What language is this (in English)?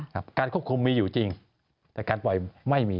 Thai